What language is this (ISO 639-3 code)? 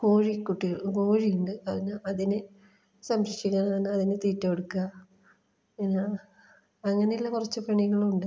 mal